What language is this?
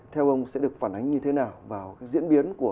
Vietnamese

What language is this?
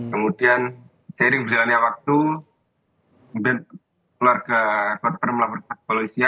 Indonesian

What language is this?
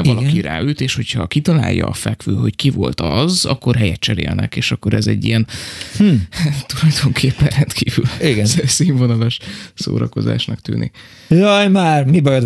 Hungarian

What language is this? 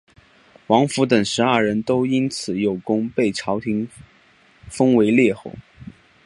Chinese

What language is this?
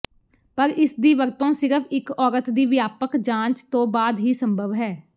Punjabi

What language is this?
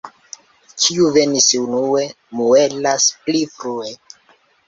Esperanto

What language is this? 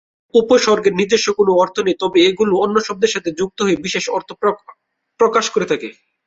Bangla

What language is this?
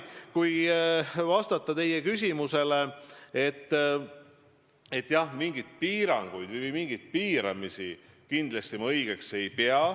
Estonian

